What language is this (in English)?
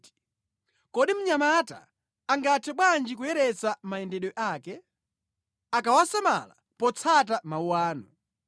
Nyanja